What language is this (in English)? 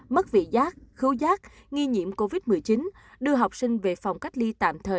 Vietnamese